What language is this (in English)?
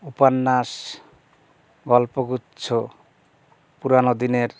Bangla